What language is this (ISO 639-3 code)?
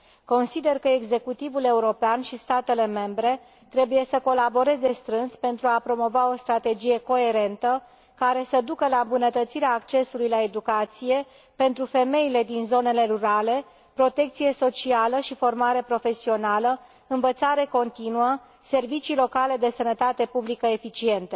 ron